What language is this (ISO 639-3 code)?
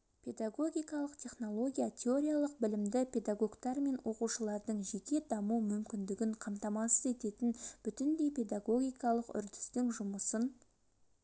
kaz